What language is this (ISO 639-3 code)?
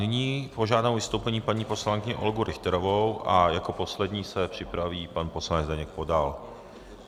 ces